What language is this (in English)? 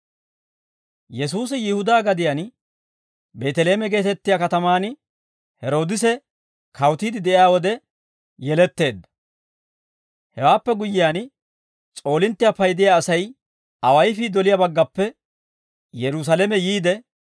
Dawro